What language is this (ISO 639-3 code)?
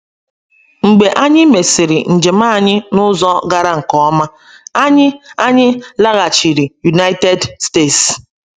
ibo